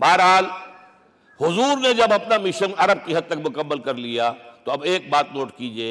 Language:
Urdu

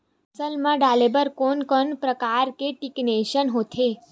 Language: Chhattisgarhi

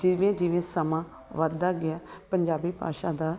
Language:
Punjabi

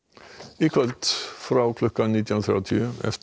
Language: Icelandic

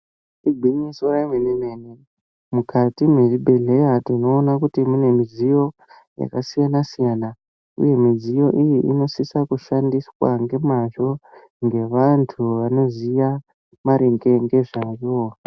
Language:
Ndau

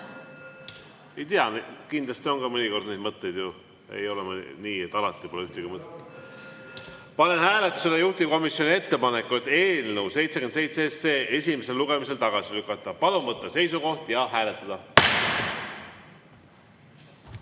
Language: Estonian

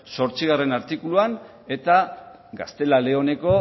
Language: Basque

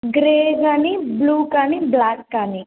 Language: Telugu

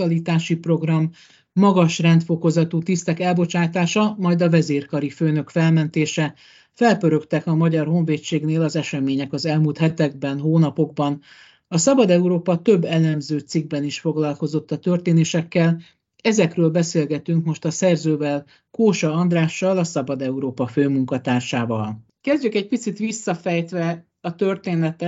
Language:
Hungarian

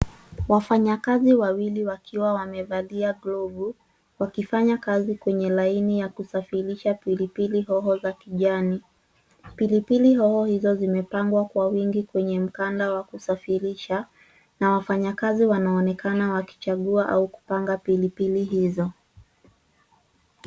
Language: Swahili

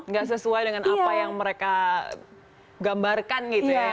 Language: Indonesian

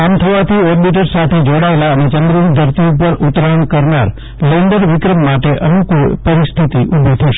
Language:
Gujarati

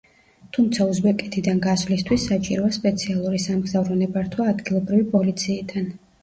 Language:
Georgian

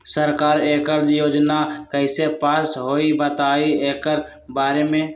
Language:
Magahi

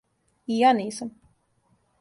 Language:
Serbian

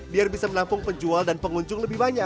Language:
Indonesian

